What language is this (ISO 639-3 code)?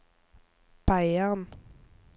nor